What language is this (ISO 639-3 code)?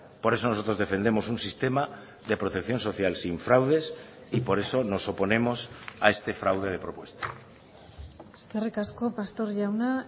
spa